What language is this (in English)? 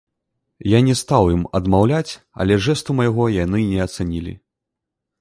Belarusian